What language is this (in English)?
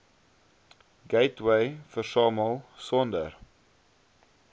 Afrikaans